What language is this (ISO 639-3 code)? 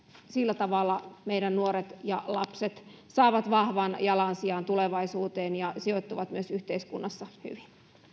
fin